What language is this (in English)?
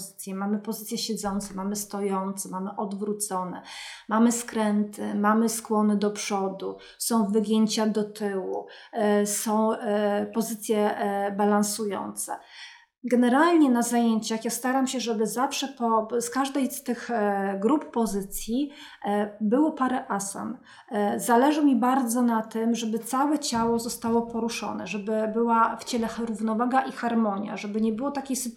Polish